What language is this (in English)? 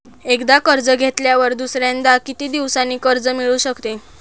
Marathi